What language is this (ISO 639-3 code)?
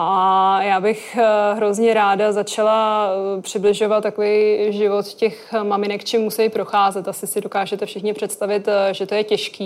ces